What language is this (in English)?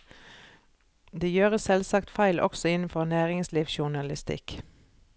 Norwegian